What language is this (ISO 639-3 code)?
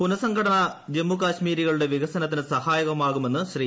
mal